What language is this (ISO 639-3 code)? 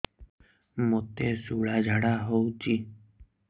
ori